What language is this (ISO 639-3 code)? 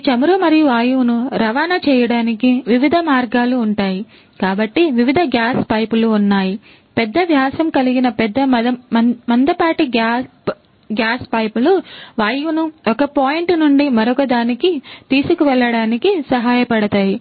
tel